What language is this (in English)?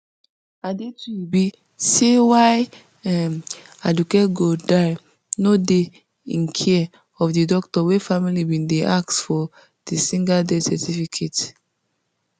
Nigerian Pidgin